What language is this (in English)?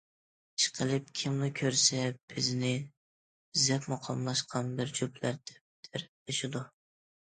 Uyghur